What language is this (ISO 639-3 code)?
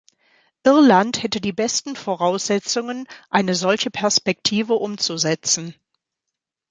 deu